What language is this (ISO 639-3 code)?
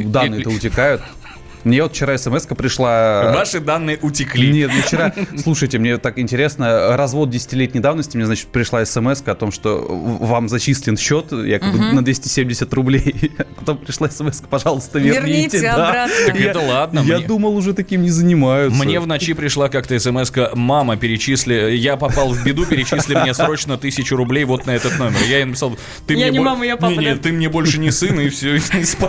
rus